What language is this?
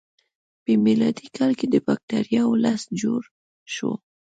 Pashto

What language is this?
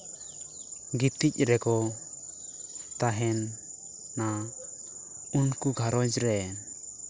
Santali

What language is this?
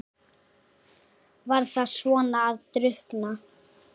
Icelandic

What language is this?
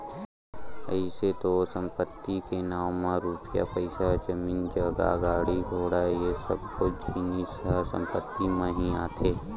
Chhattisgarhi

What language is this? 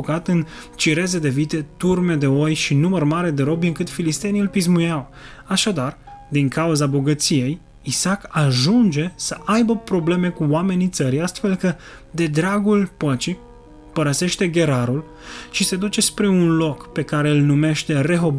Romanian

